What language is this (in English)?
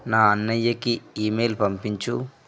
Telugu